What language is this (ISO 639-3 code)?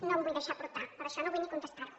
cat